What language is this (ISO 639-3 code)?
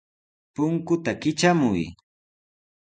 qws